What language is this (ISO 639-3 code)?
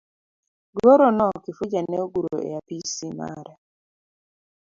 luo